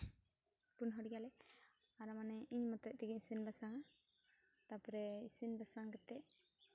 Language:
Santali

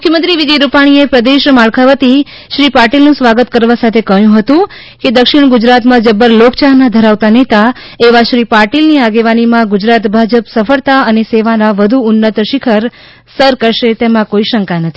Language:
Gujarati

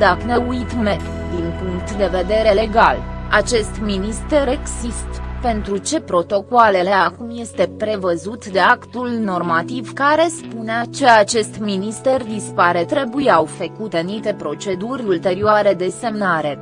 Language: Romanian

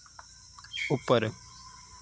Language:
Dogri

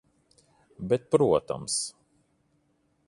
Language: Latvian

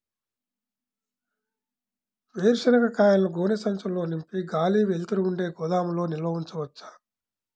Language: Telugu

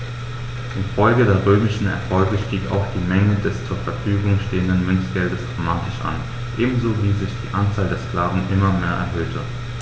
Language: German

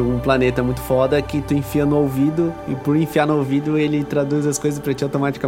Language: Portuguese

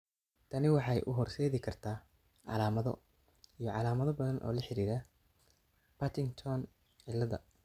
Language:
Somali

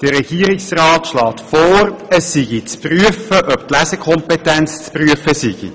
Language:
Swiss German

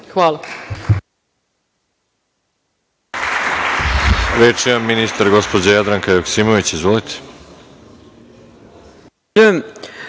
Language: Serbian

